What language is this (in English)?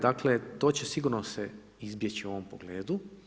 Croatian